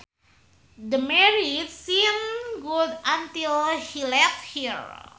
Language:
Sundanese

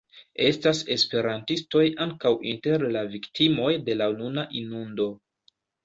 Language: Esperanto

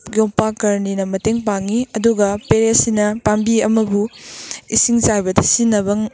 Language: Manipuri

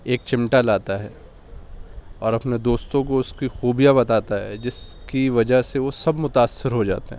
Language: Urdu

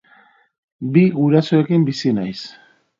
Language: Basque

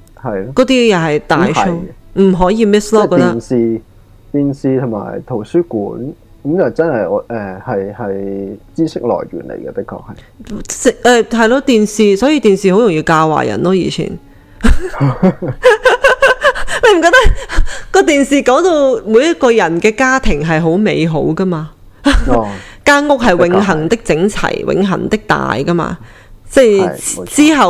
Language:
Chinese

